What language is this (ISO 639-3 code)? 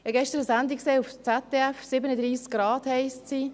gsw